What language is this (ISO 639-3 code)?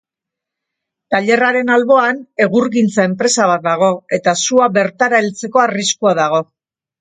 eus